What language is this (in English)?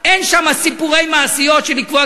Hebrew